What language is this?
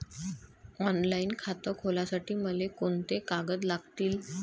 Marathi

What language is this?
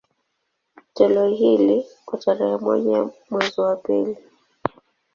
Swahili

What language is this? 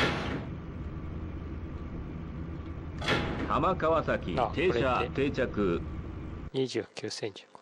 Japanese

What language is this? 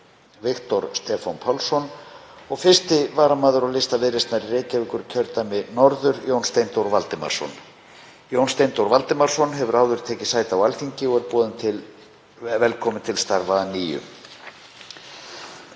Icelandic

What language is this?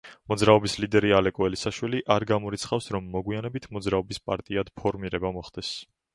Georgian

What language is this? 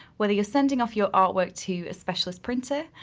English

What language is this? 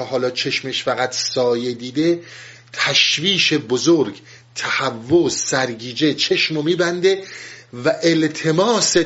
Persian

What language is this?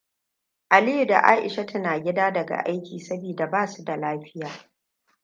Hausa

